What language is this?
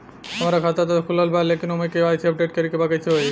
Bhojpuri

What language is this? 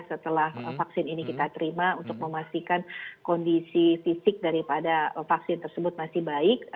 Indonesian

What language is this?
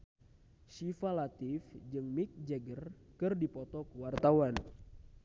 Sundanese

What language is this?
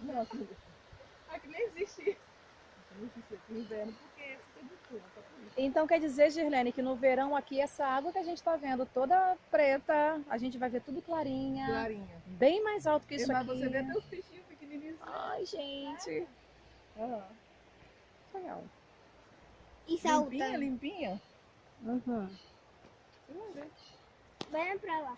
Portuguese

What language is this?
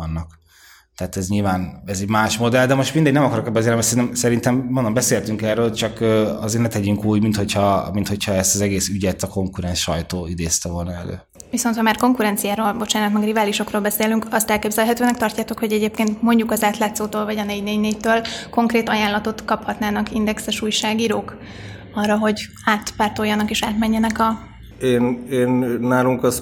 Hungarian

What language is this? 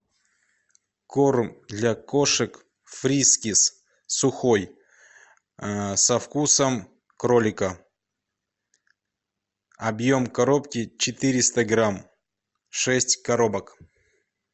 Russian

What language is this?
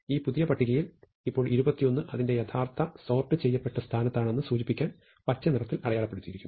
Malayalam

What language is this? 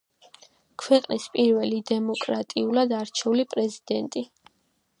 Georgian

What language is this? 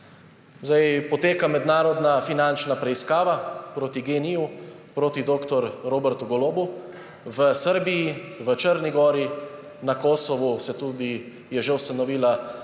Slovenian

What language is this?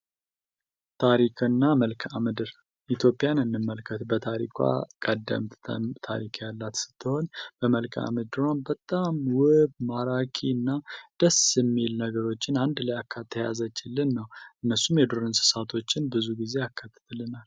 Amharic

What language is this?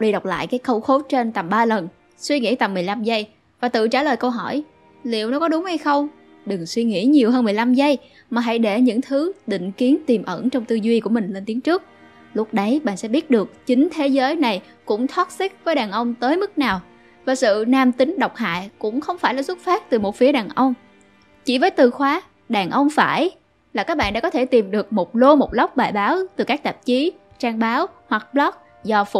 Vietnamese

